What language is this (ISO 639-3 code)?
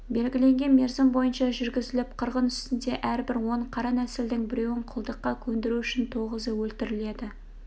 kaz